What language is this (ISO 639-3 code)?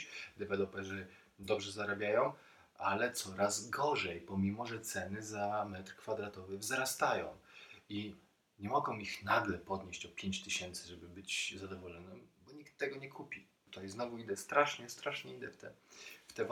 pol